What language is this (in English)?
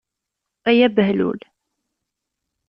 Kabyle